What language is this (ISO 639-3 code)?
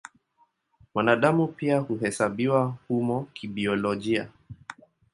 swa